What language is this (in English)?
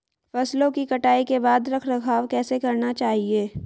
Hindi